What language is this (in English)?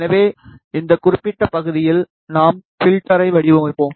Tamil